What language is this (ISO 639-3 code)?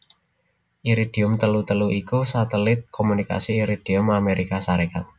jav